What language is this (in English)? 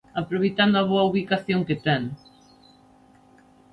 Galician